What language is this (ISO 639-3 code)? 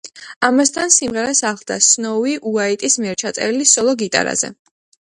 kat